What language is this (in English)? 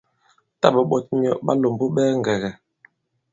Bankon